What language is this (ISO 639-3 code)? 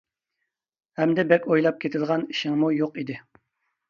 uig